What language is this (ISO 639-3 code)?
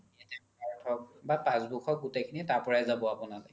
asm